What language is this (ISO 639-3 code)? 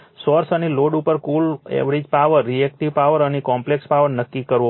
guj